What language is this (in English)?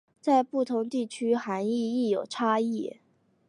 Chinese